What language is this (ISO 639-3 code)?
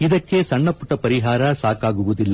kan